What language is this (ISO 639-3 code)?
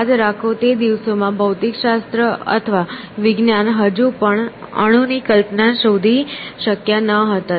guj